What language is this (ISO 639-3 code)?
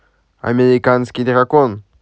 rus